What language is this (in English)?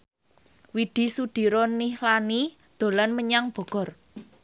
Javanese